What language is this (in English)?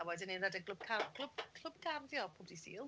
Welsh